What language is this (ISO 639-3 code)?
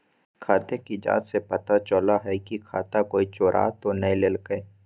mag